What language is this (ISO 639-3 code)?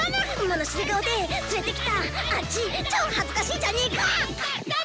jpn